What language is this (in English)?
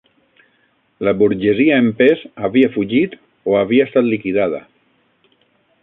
Catalan